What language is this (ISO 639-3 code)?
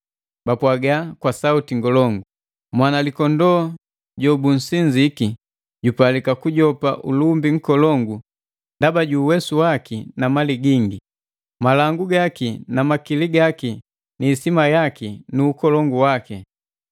mgv